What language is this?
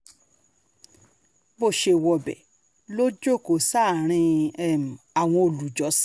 Yoruba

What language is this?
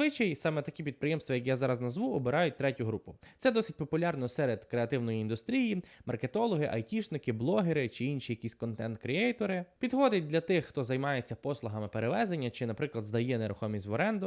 Ukrainian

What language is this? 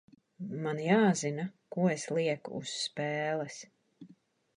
Latvian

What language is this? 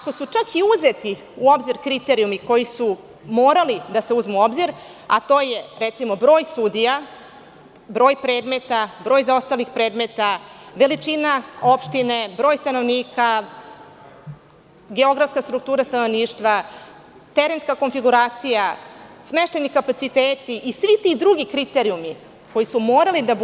Serbian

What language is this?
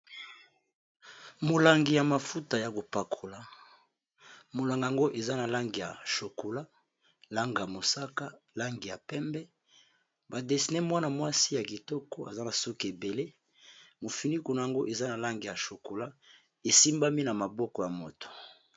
Lingala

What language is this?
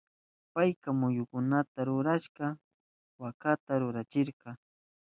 Southern Pastaza Quechua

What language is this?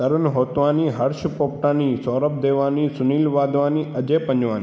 Sindhi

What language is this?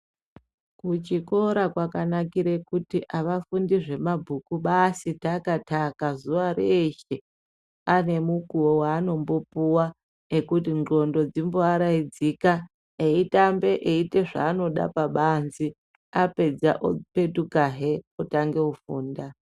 Ndau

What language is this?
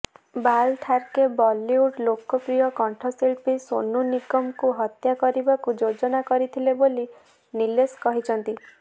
Odia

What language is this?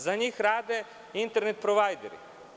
Serbian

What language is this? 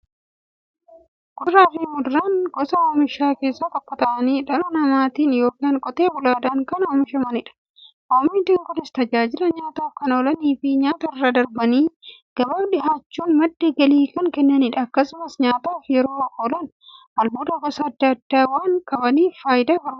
Oromo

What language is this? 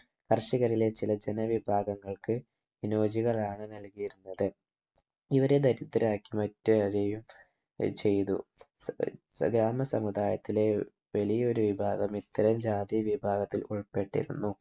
Malayalam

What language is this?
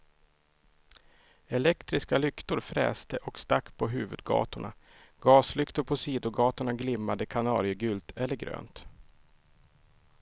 Swedish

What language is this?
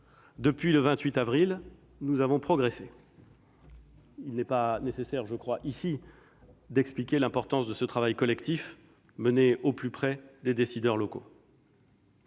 French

